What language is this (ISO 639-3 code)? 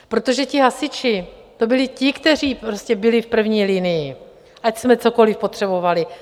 ces